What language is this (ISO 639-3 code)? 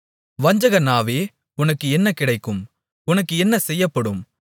tam